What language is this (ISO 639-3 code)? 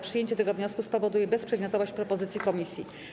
pol